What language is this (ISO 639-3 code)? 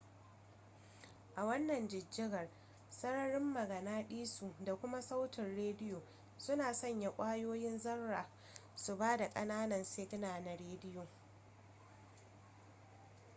hau